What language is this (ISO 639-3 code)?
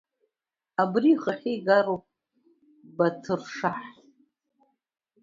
abk